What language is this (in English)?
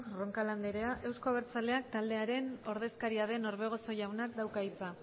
Basque